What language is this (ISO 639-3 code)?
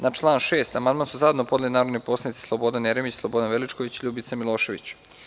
srp